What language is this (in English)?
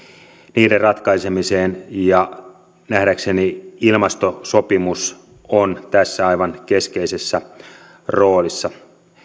Finnish